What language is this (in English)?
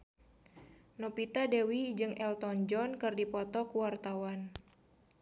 Sundanese